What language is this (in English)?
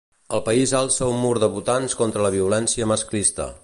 Catalan